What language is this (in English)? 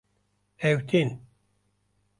Kurdish